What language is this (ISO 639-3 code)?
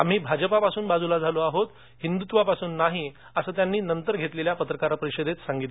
mar